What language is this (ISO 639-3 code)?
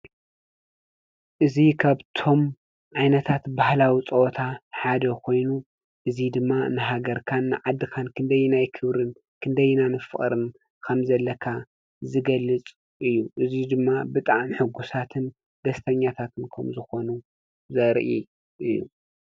tir